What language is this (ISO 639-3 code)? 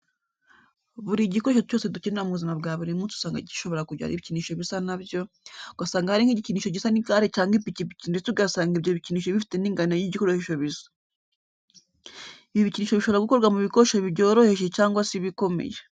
kin